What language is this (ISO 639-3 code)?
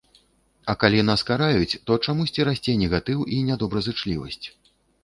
bel